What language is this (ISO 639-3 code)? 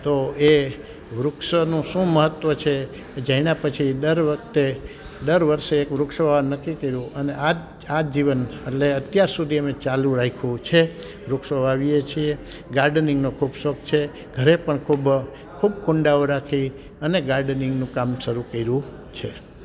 guj